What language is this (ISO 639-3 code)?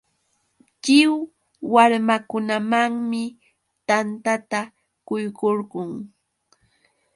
qux